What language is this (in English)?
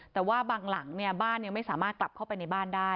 Thai